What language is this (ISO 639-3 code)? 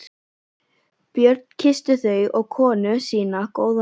isl